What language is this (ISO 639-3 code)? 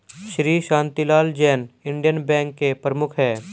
hin